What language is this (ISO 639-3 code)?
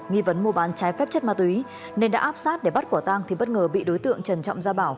vie